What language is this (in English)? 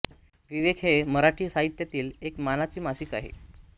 Marathi